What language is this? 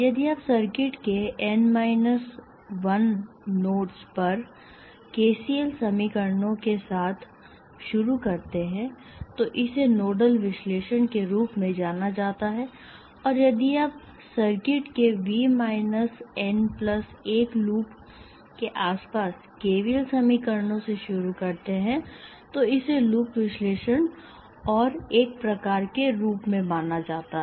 Hindi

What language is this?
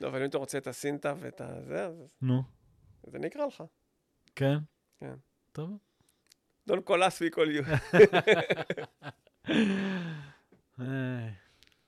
Hebrew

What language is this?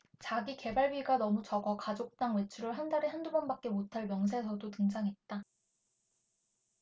Korean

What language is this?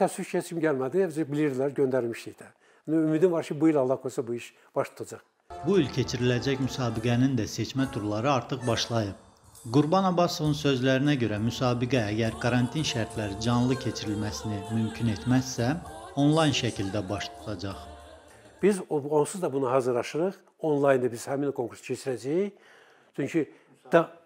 Turkish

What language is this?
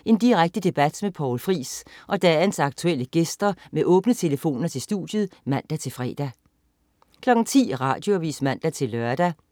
Danish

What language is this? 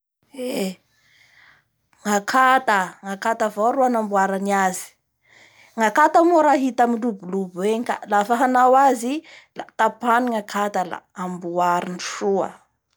Bara Malagasy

